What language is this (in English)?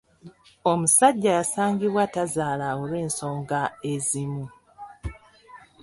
Ganda